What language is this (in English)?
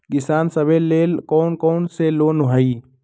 Magahi